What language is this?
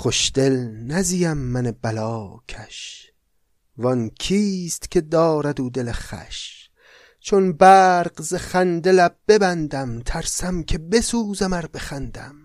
Persian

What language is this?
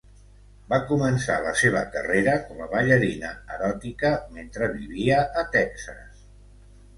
Catalan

